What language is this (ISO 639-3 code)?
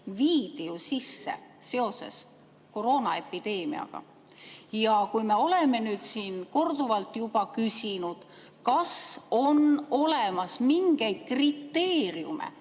est